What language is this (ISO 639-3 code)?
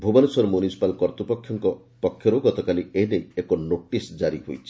ori